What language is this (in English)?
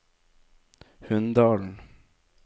Norwegian